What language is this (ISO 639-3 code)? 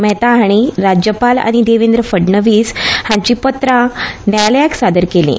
kok